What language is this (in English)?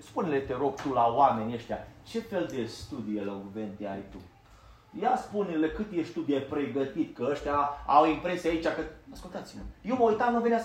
Romanian